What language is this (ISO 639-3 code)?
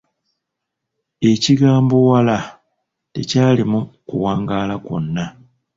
lug